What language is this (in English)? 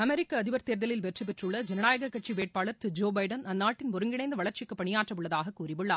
Tamil